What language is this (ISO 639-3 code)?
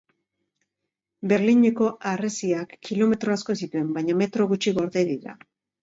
eus